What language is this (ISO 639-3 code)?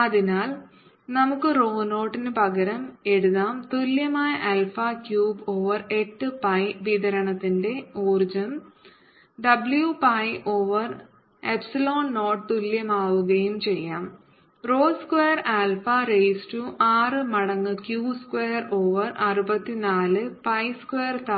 mal